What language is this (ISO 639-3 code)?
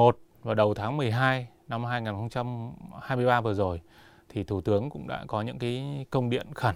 vie